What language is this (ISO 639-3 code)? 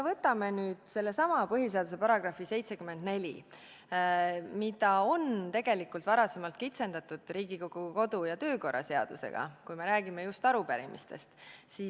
est